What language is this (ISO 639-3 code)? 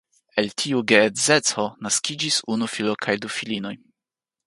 epo